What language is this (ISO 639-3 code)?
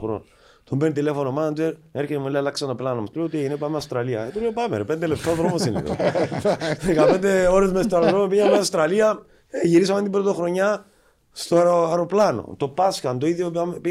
ell